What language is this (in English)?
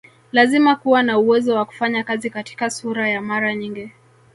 Swahili